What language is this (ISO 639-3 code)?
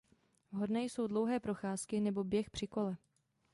ces